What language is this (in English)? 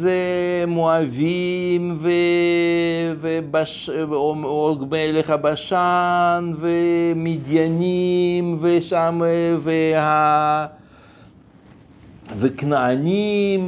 Hebrew